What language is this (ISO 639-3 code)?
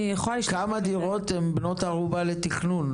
heb